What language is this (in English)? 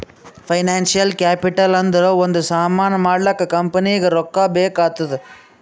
Kannada